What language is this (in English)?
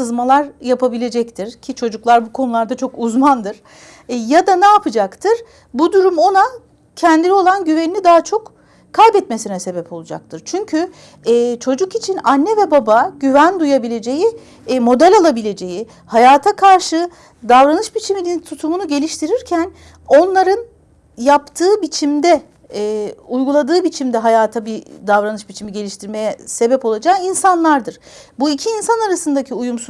Turkish